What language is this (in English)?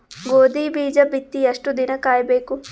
Kannada